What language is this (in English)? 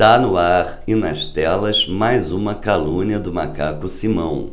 Portuguese